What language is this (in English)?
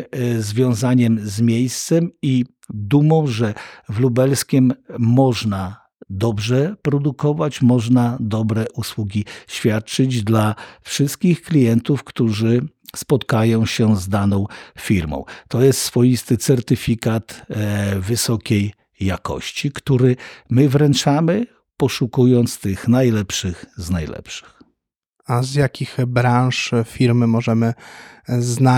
Polish